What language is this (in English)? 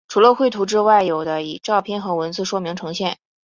Chinese